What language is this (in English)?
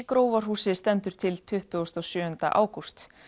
Icelandic